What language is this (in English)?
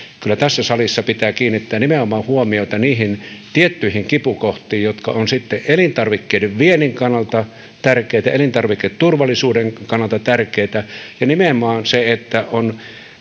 Finnish